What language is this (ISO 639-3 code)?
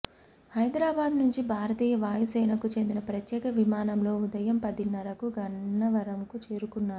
tel